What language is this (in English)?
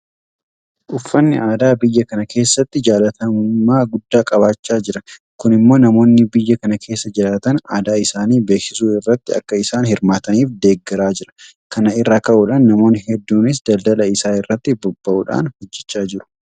Oromo